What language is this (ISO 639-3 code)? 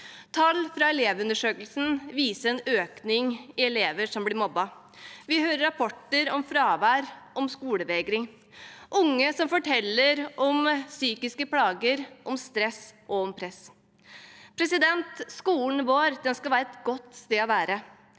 nor